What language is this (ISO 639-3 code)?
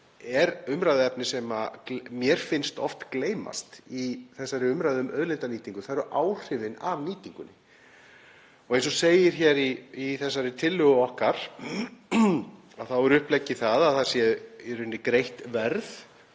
isl